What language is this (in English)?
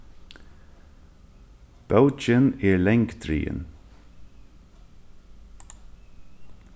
Faroese